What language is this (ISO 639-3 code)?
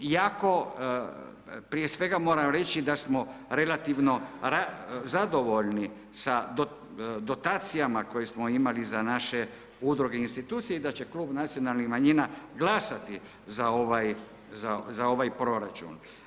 hrv